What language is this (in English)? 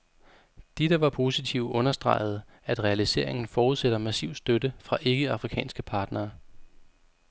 Danish